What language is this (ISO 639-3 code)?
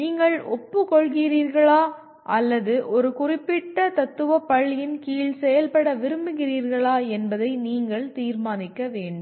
tam